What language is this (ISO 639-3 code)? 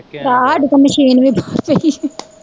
pan